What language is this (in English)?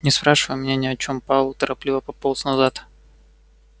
Russian